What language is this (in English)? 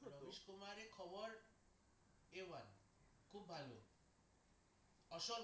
Bangla